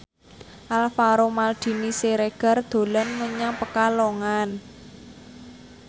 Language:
Javanese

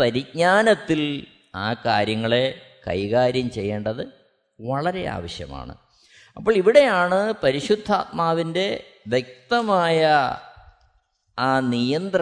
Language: Malayalam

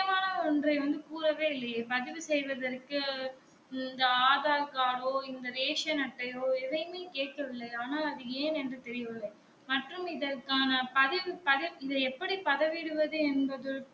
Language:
Tamil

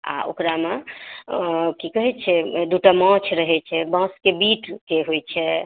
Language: Maithili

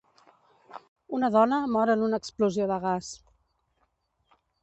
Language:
Catalan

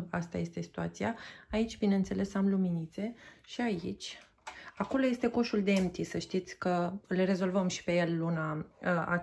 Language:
Romanian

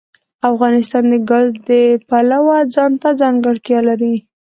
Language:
Pashto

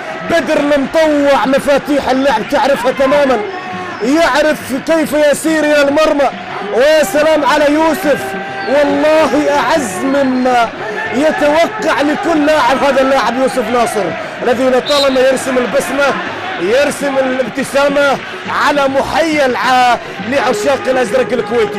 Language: Arabic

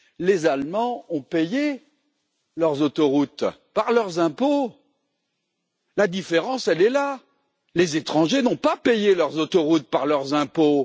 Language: French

